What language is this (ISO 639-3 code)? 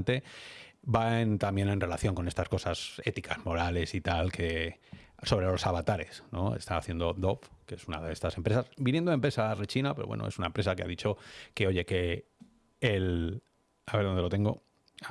spa